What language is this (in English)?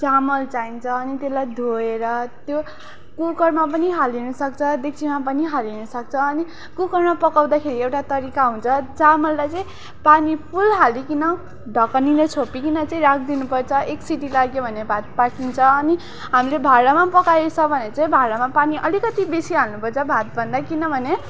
Nepali